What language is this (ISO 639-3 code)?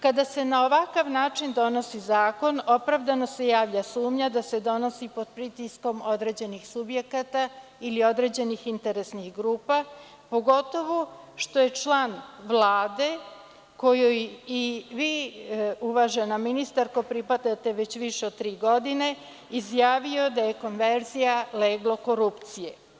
srp